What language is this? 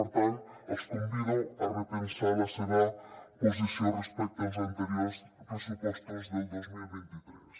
Catalan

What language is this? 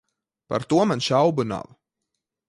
Latvian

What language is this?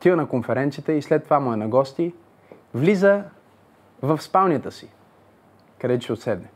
Bulgarian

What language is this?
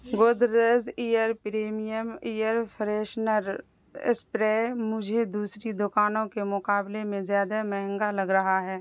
Urdu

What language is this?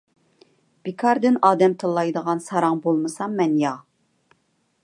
Uyghur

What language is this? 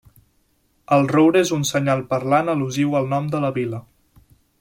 Catalan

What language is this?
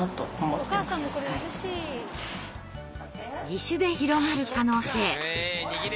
Japanese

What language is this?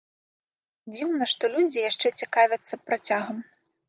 Belarusian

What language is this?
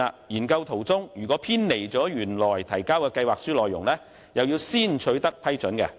Cantonese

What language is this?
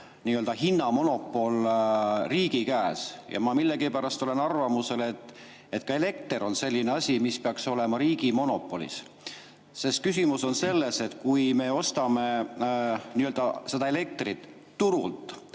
Estonian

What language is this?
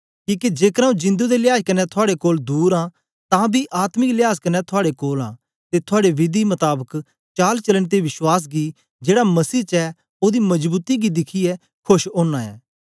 Dogri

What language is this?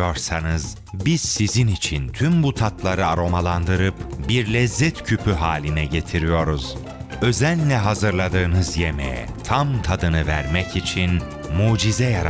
Turkish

